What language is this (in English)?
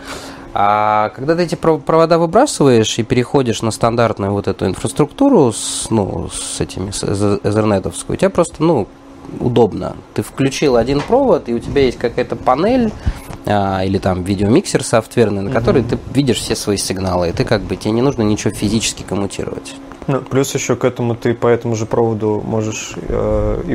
Russian